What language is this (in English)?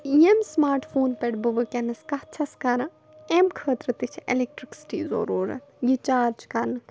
Kashmiri